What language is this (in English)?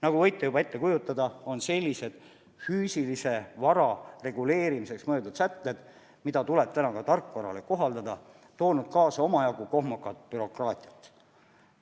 Estonian